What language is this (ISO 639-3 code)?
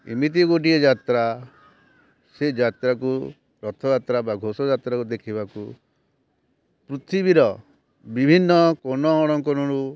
ori